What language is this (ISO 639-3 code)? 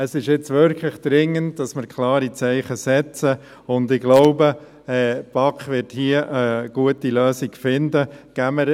gsw